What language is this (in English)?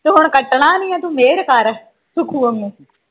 Punjabi